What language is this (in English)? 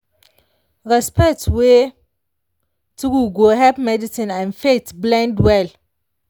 Nigerian Pidgin